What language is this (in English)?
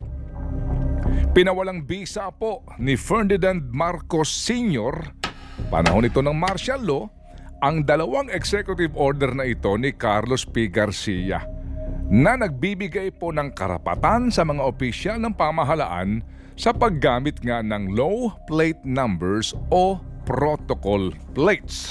Filipino